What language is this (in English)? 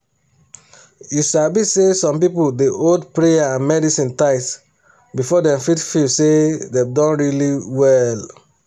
Nigerian Pidgin